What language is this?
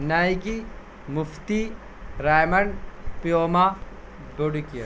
Urdu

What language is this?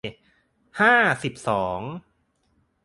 Thai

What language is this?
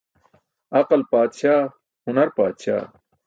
Burushaski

